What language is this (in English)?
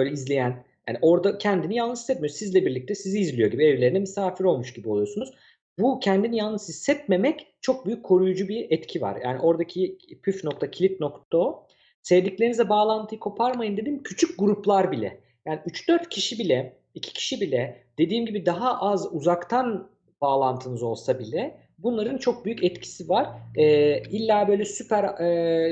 Turkish